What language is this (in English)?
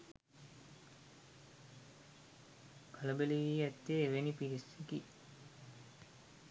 Sinhala